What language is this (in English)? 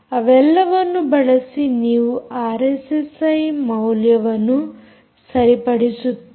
Kannada